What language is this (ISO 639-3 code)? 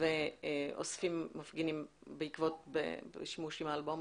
heb